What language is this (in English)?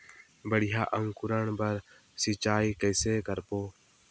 Chhattisgarhi